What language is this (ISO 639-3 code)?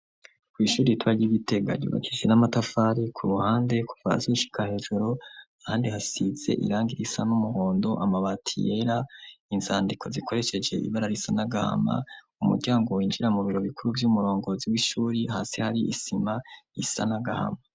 run